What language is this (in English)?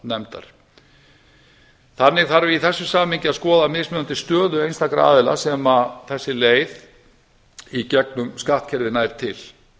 Icelandic